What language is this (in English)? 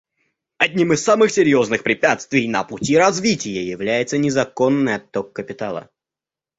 Russian